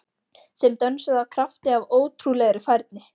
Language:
Icelandic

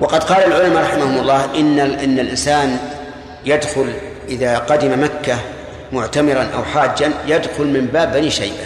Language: Arabic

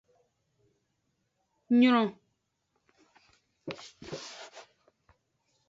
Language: Aja (Benin)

